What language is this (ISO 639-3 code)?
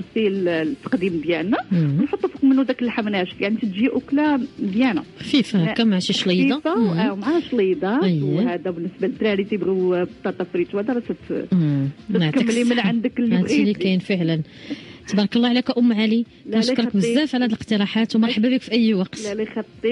ara